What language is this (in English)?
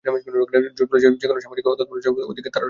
Bangla